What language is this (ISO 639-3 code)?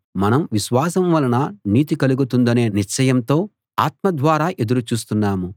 tel